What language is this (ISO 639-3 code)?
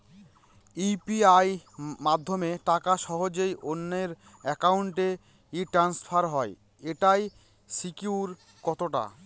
ben